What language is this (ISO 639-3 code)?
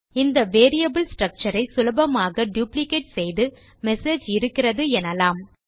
tam